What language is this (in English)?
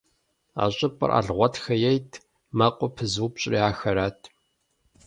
Kabardian